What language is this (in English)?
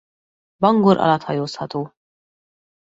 Hungarian